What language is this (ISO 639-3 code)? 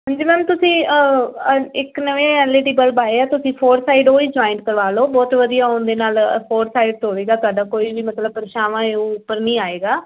pan